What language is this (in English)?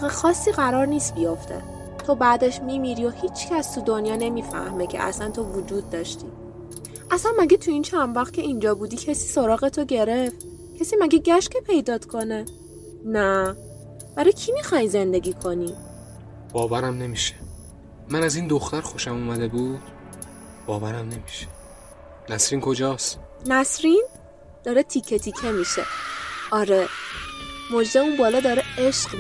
Persian